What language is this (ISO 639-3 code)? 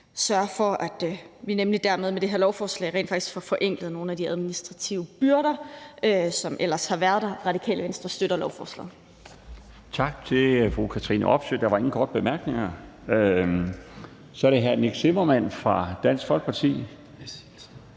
dan